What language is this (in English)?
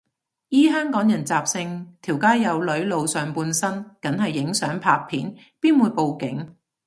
Cantonese